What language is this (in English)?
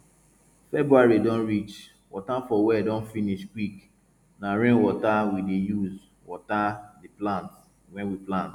Nigerian Pidgin